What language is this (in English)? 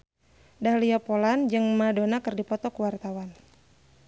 Sundanese